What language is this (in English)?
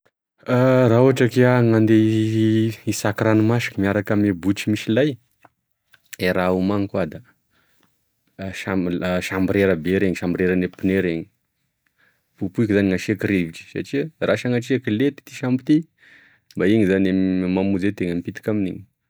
Tesaka Malagasy